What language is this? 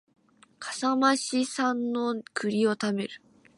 Japanese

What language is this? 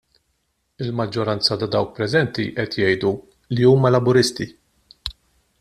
Maltese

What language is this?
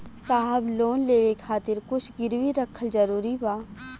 Bhojpuri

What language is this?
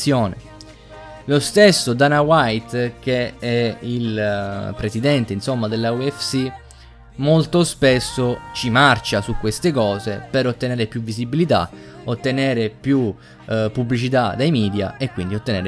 Italian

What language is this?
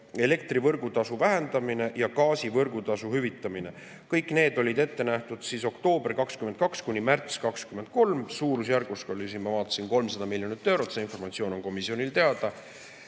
Estonian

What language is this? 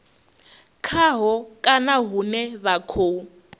Venda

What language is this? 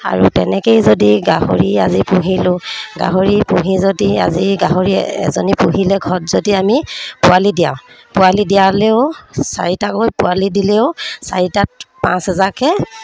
Assamese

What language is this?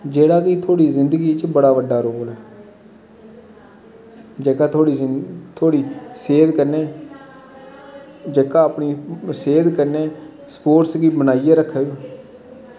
Dogri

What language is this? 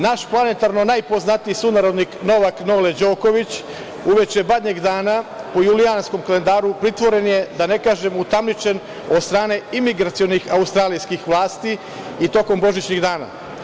Serbian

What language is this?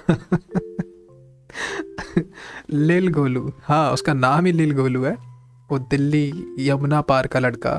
Hindi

